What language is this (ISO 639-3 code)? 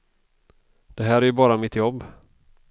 swe